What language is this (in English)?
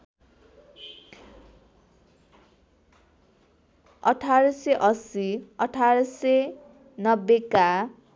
Nepali